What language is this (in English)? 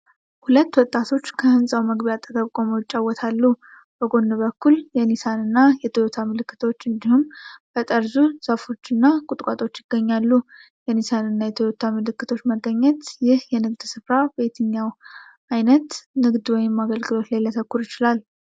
Amharic